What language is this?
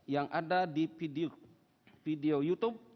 Indonesian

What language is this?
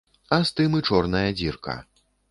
Belarusian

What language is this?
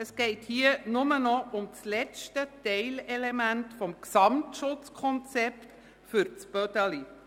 Swiss German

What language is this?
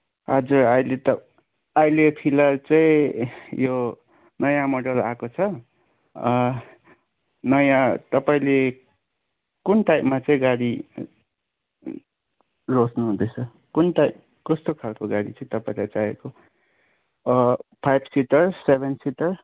Nepali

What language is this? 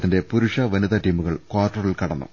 Malayalam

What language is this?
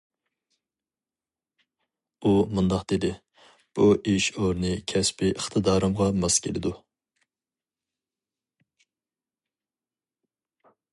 Uyghur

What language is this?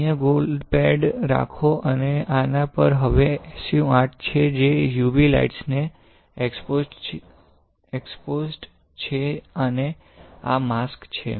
Gujarati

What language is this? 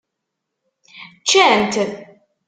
Kabyle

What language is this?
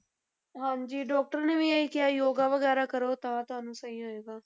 Punjabi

